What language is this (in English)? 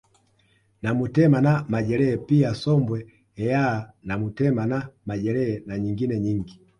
Swahili